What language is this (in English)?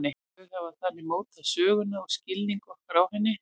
Icelandic